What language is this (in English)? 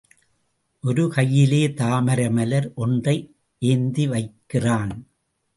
Tamil